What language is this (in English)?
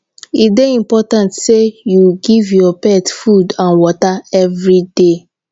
Nigerian Pidgin